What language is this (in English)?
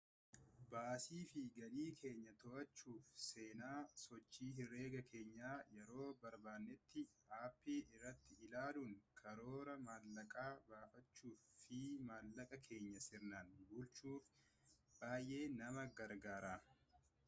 Oromo